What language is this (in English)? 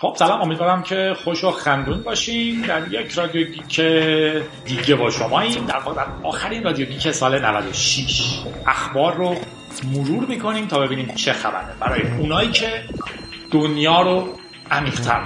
Persian